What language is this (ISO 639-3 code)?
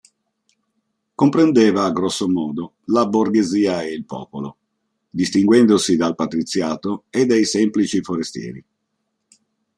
ita